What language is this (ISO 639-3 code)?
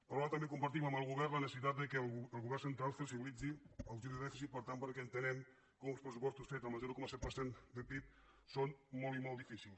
cat